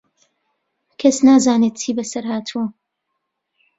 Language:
Central Kurdish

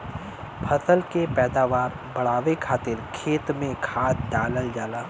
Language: Bhojpuri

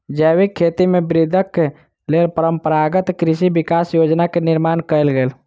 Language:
Maithili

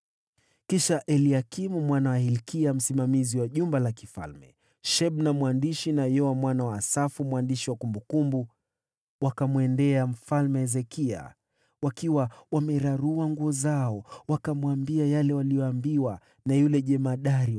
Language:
Swahili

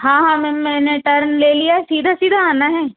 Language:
Hindi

